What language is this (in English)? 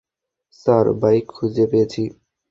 Bangla